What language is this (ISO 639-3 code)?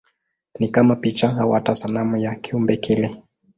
swa